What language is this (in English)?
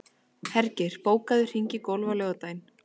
Icelandic